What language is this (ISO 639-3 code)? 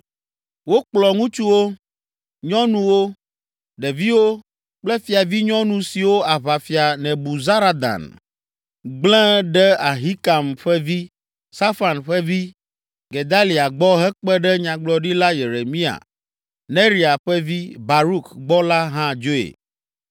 ewe